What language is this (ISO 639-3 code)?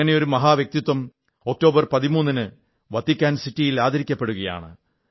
mal